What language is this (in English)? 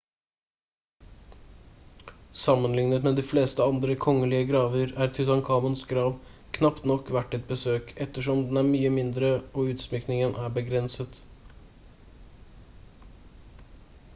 Norwegian Bokmål